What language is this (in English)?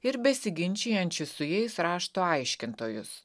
Lithuanian